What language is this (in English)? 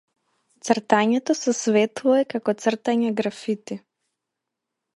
Macedonian